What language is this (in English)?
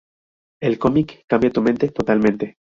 Spanish